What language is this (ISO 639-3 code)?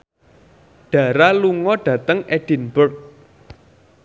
jav